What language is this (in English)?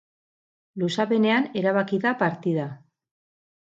Basque